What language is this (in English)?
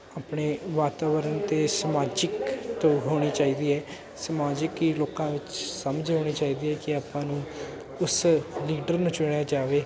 Punjabi